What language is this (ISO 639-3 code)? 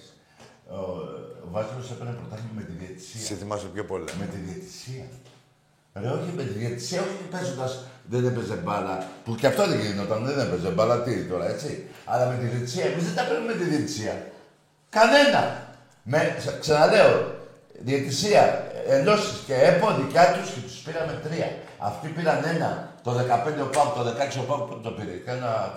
ell